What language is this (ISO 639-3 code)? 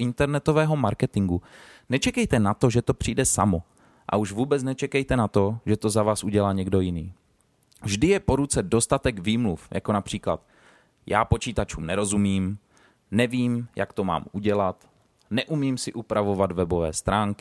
ces